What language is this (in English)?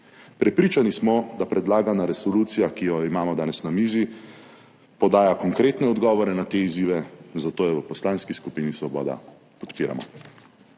Slovenian